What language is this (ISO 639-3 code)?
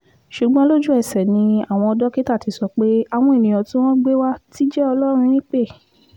yor